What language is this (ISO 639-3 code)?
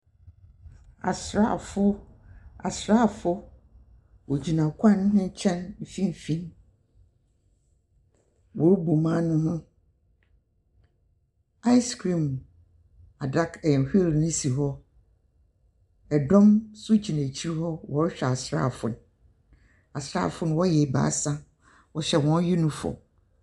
aka